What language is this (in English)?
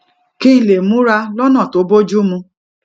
Yoruba